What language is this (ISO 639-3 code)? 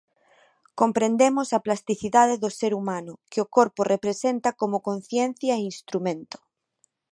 glg